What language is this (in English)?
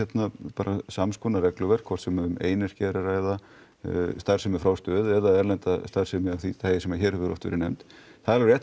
Icelandic